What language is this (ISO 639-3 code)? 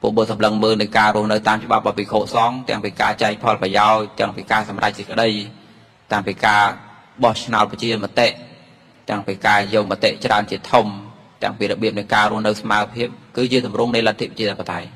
tha